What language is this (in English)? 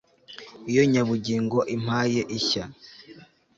Kinyarwanda